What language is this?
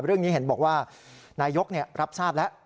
Thai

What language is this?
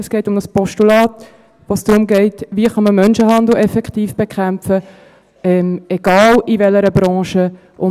Swiss German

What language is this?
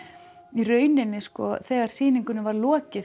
Icelandic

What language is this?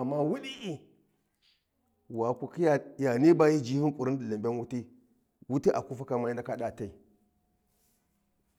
Warji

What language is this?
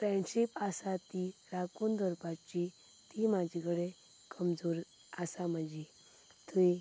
Konkani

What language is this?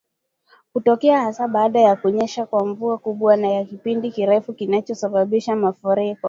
Swahili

